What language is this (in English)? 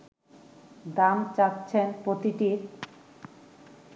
Bangla